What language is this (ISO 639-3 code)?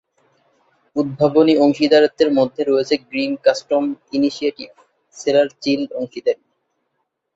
ben